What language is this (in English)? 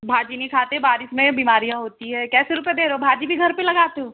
Hindi